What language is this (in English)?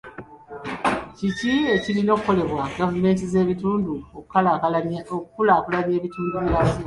Ganda